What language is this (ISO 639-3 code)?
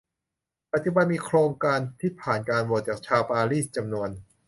tha